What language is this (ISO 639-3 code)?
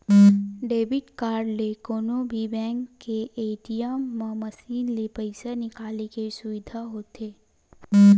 hne